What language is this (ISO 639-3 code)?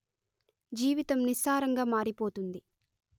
tel